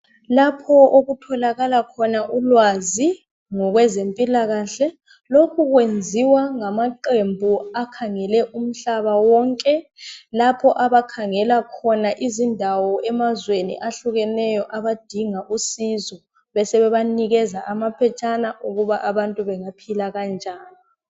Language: North Ndebele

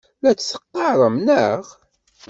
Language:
Kabyle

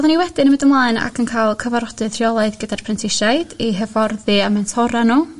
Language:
Welsh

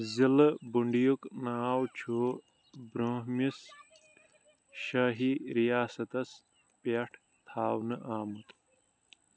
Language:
Kashmiri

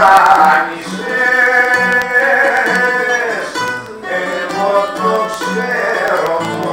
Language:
Greek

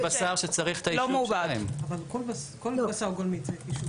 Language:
Hebrew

